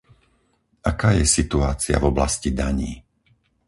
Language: Slovak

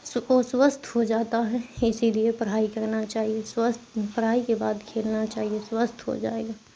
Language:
Urdu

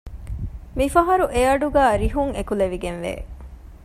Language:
Divehi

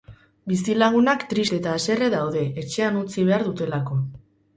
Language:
Basque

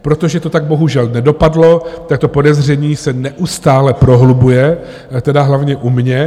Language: Czech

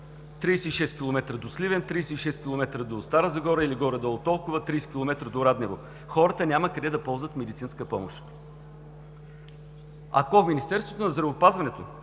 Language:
Bulgarian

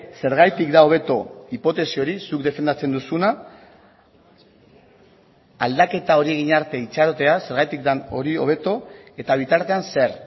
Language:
Basque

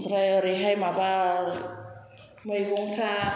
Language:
Bodo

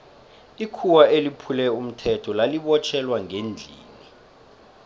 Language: South Ndebele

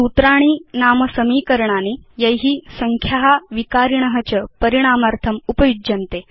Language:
Sanskrit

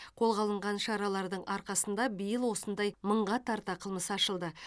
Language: Kazakh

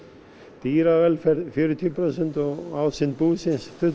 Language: Icelandic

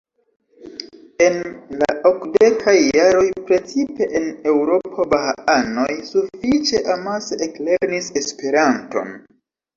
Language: Esperanto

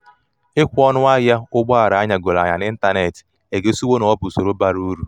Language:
Igbo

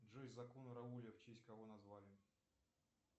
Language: Russian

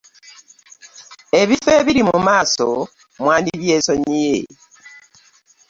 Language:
Ganda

